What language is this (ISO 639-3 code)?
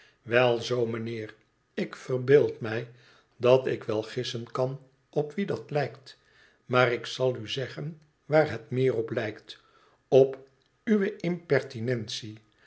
nld